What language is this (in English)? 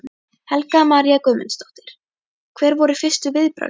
Icelandic